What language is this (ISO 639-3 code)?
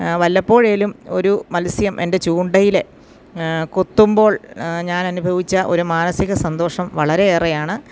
mal